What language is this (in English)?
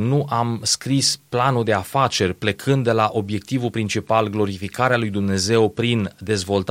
Romanian